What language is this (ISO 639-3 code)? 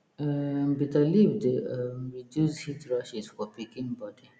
pcm